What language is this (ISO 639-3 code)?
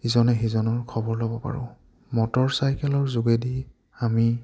asm